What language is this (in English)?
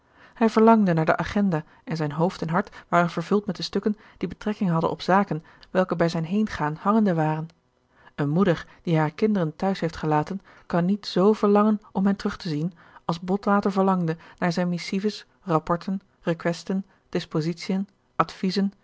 Dutch